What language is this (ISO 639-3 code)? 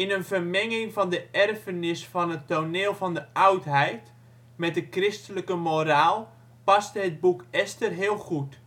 nld